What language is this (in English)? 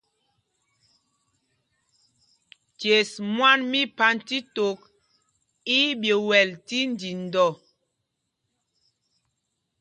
Mpumpong